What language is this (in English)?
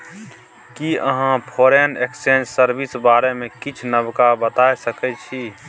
Maithili